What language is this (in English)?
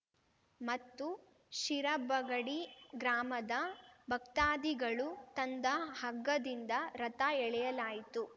Kannada